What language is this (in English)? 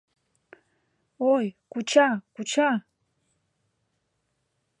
Mari